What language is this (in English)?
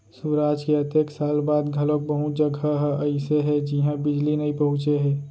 Chhattisgarhi